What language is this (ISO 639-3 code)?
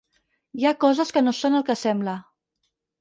cat